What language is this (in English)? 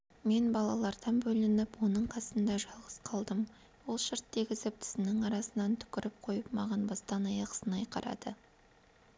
Kazakh